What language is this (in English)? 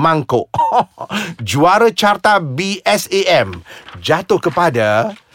Malay